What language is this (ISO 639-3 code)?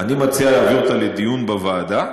heb